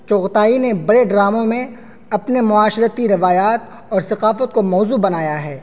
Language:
Urdu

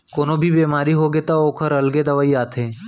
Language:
Chhattisgarhi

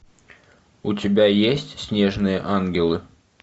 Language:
Russian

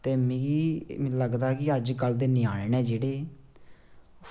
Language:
Dogri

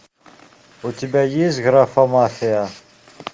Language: Russian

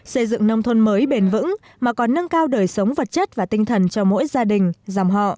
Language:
Vietnamese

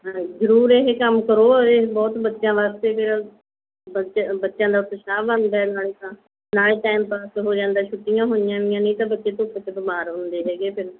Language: Punjabi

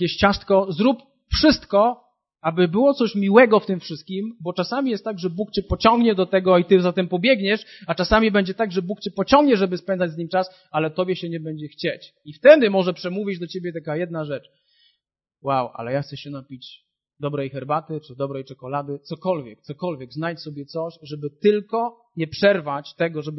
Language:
Polish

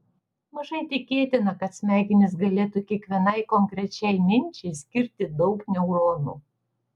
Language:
Lithuanian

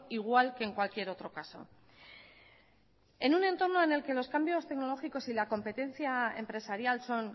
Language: Spanish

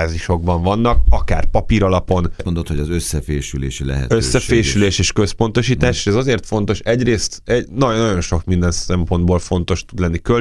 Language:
Hungarian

